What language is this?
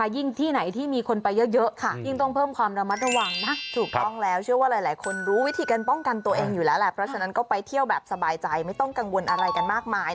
Thai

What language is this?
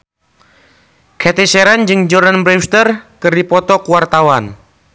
Sundanese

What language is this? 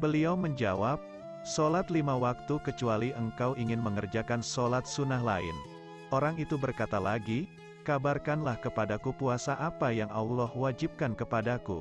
Indonesian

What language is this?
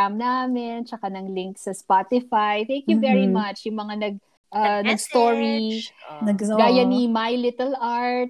Filipino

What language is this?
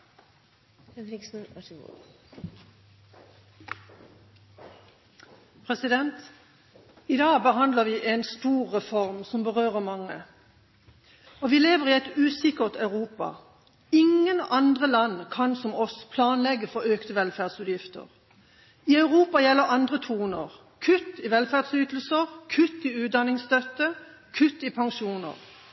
Norwegian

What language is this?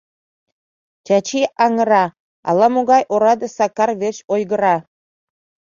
Mari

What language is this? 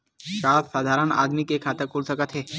Chhattisgarhi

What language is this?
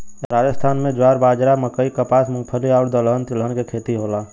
Bhojpuri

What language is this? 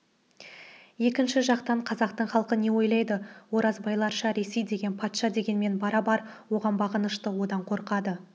Kazakh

